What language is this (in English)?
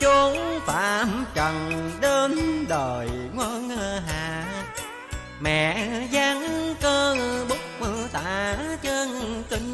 Vietnamese